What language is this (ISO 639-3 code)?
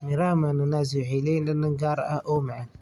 som